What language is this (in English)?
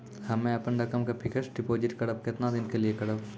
Maithili